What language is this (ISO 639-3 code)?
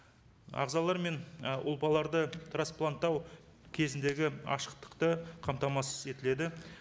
kaz